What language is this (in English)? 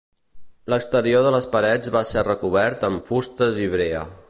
Catalan